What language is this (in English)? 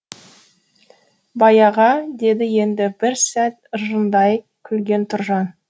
Kazakh